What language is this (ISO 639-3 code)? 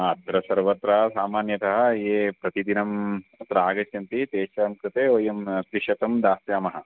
san